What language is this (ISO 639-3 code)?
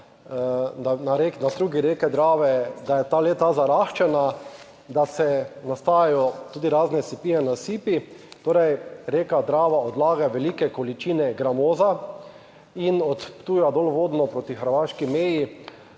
slv